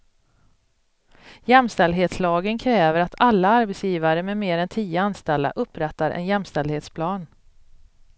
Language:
Swedish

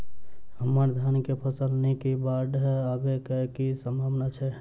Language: Maithili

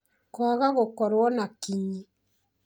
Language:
Kikuyu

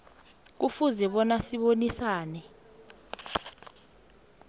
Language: South Ndebele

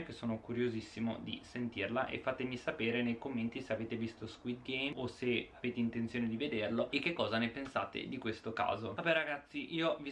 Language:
Italian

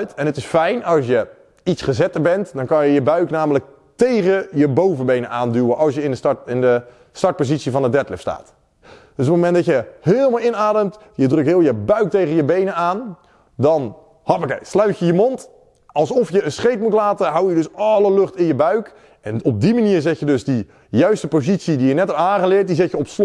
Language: Dutch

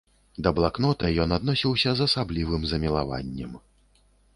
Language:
Belarusian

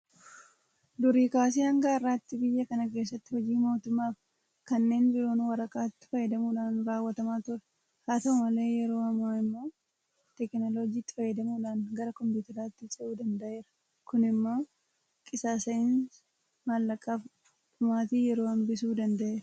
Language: Oromo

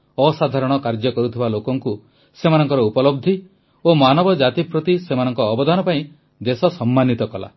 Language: Odia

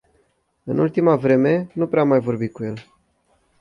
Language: Romanian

